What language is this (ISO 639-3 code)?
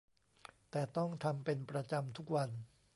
tha